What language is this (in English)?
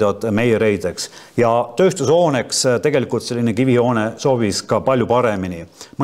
Finnish